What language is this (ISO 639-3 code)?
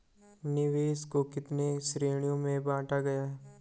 hin